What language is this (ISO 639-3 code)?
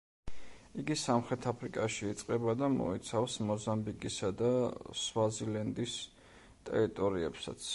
kat